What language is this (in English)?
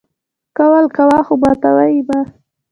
Pashto